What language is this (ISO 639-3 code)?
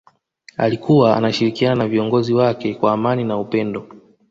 swa